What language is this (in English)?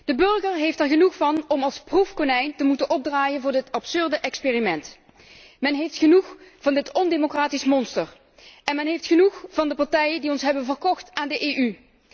Dutch